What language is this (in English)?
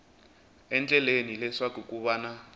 Tsonga